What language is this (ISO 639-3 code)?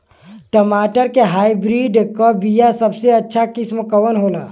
bho